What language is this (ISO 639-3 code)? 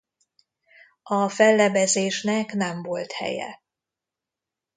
hun